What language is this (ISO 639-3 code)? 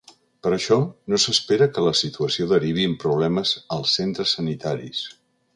cat